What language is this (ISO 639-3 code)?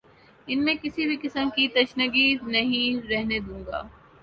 urd